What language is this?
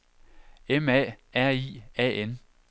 Danish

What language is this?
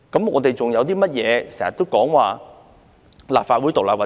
Cantonese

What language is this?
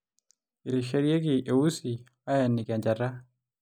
Masai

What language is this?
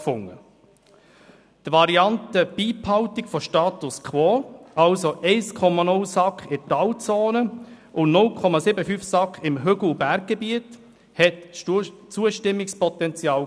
Swiss German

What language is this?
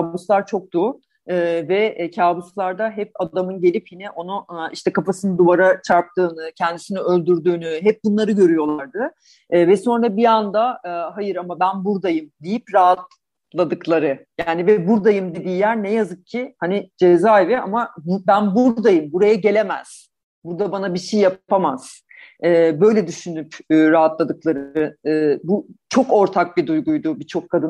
Turkish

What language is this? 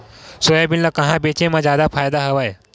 Chhattisgarhi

